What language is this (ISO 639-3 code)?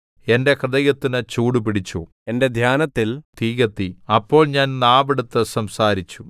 mal